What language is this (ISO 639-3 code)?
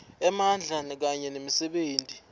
ssw